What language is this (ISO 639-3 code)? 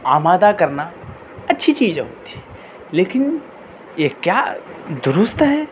urd